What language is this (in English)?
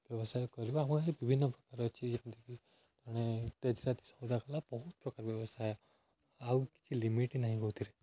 Odia